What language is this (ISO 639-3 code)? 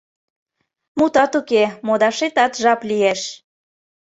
chm